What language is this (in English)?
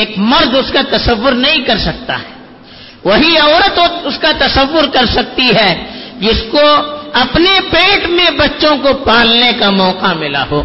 Urdu